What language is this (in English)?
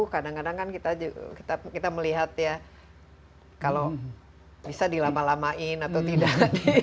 Indonesian